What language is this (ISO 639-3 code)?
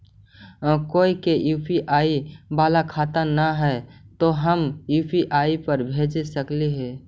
mag